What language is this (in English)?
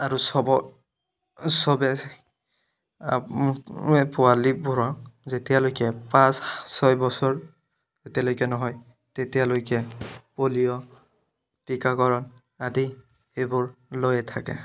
Assamese